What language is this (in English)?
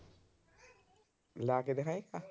Punjabi